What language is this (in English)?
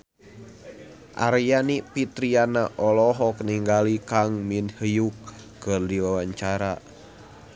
Sundanese